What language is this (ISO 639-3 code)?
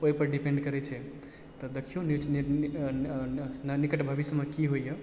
mai